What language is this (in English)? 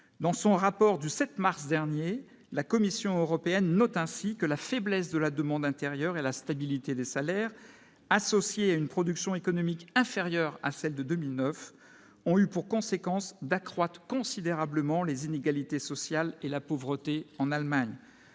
French